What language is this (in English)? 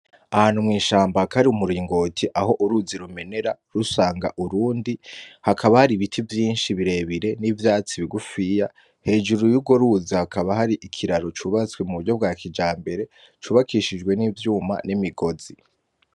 Rundi